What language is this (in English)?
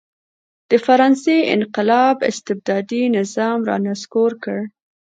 Pashto